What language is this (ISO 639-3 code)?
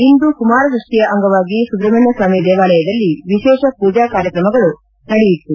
kan